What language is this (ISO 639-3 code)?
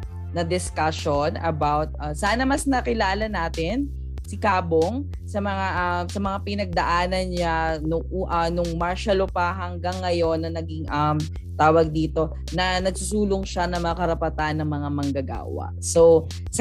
fil